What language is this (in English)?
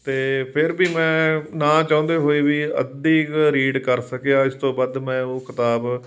Punjabi